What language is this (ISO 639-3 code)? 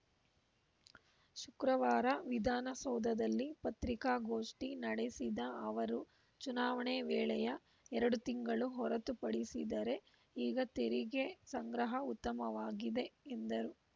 kan